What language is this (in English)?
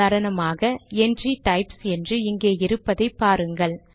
Tamil